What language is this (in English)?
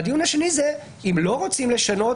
Hebrew